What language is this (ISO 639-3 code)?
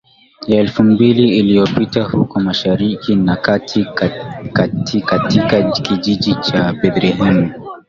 swa